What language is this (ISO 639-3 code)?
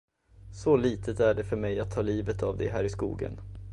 swe